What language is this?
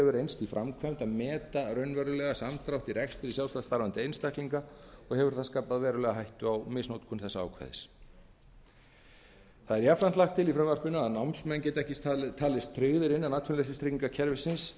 Icelandic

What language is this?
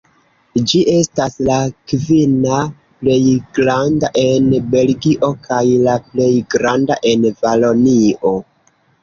Esperanto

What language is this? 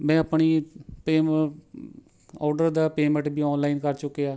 Punjabi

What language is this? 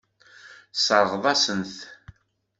Kabyle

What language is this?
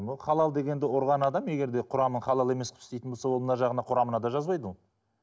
Kazakh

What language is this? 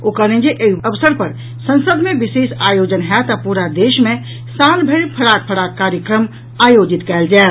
Maithili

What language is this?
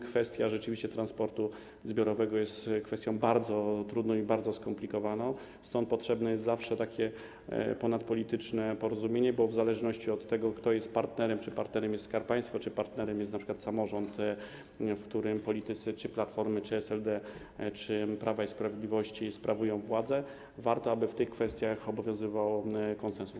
Polish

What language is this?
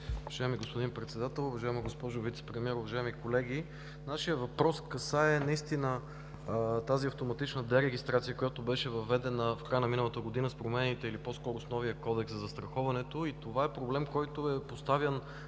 Bulgarian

